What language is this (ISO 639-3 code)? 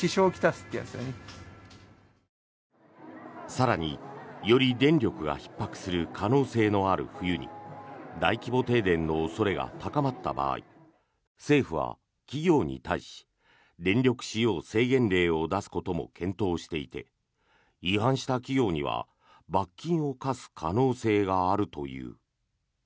jpn